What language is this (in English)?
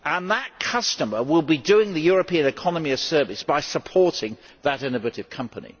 English